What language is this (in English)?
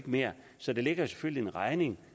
Danish